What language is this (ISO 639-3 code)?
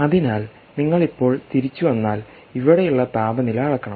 mal